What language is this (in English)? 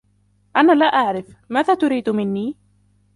Arabic